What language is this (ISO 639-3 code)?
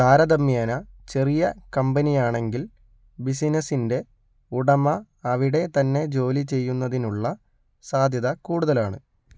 mal